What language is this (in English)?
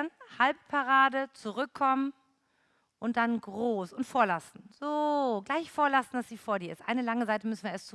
German